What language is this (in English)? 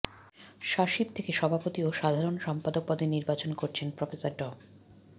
Bangla